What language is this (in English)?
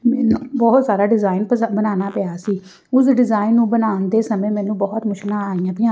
Punjabi